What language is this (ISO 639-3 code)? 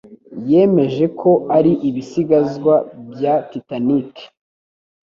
kin